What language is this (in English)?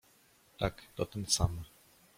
Polish